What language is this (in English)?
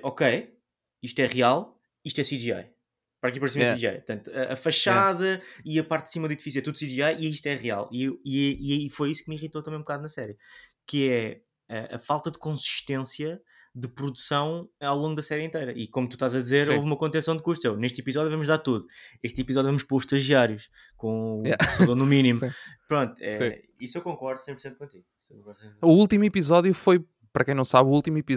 Portuguese